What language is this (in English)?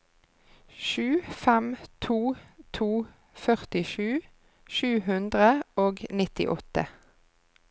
Norwegian